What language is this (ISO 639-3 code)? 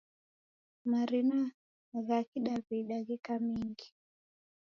dav